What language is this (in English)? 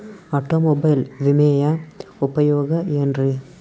Kannada